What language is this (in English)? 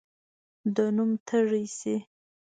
Pashto